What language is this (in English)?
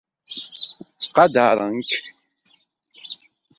Kabyle